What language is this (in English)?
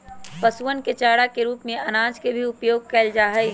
Magahi